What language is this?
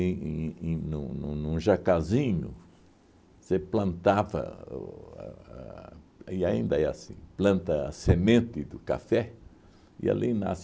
Portuguese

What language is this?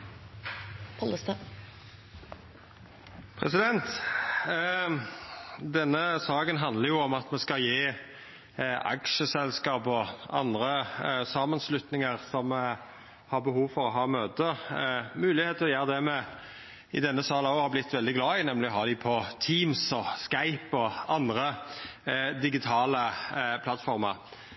Norwegian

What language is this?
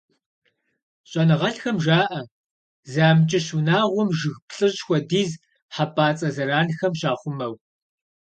Kabardian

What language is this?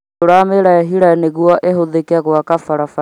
Kikuyu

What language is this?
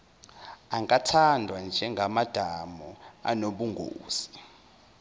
Zulu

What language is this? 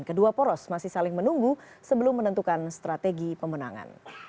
Indonesian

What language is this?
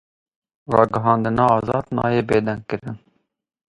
Kurdish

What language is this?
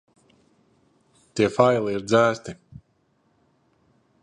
Latvian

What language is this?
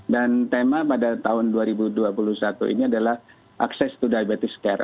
Indonesian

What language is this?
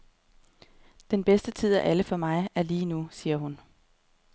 Danish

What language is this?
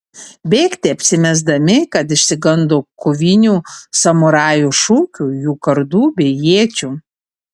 Lithuanian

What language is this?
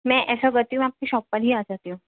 Urdu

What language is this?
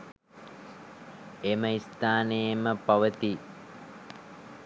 Sinhala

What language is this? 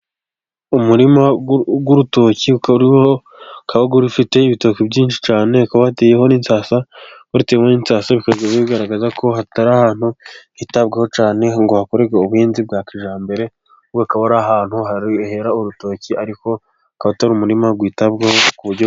Kinyarwanda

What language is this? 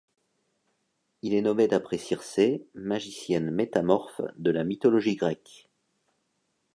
French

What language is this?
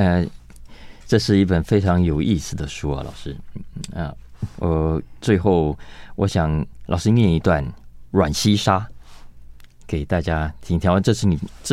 Chinese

